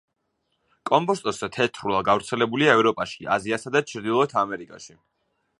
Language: Georgian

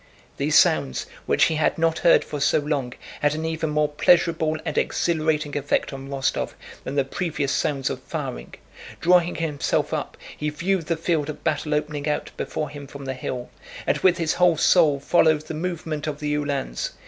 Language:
English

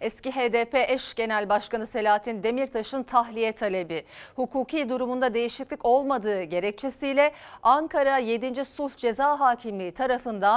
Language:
Turkish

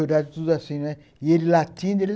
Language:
Portuguese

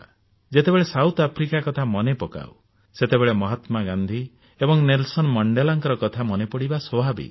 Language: Odia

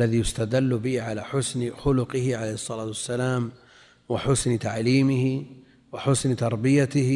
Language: Arabic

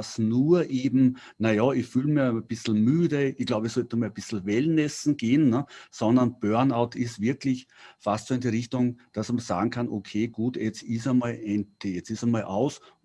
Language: German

